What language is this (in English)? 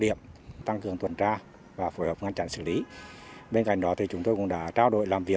Vietnamese